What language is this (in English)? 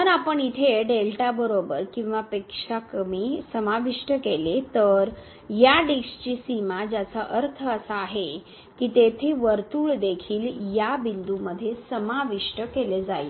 Marathi